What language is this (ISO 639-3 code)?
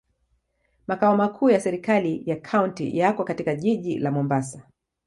swa